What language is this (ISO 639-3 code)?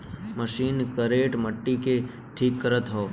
bho